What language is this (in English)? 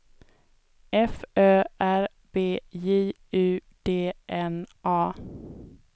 Swedish